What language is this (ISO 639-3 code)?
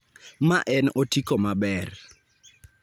luo